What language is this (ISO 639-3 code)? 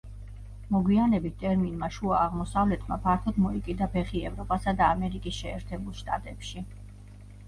kat